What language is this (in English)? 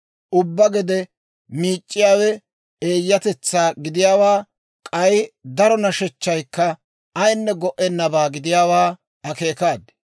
Dawro